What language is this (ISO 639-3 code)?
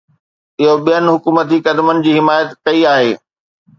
snd